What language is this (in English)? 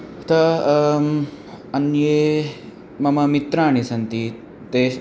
Sanskrit